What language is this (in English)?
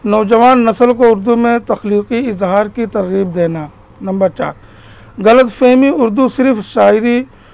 Urdu